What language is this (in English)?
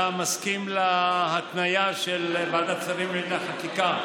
Hebrew